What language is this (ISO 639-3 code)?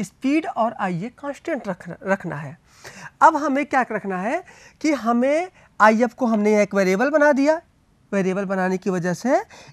hin